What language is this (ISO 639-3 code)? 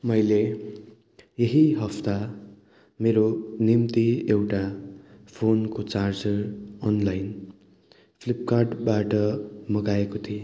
nep